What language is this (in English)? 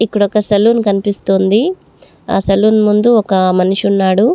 Telugu